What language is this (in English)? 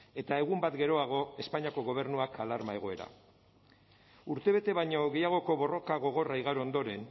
Basque